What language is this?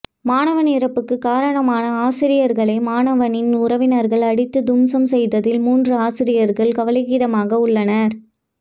Tamil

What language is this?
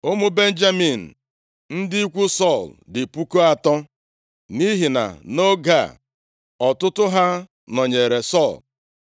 Igbo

